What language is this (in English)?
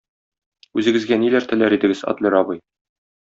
Tatar